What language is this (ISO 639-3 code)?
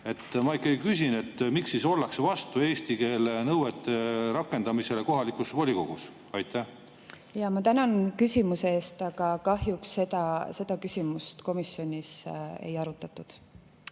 est